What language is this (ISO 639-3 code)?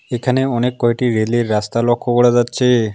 ben